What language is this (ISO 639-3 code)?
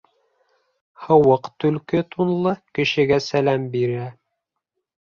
bak